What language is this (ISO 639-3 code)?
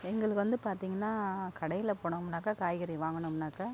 tam